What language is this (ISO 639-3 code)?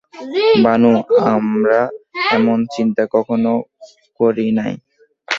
ben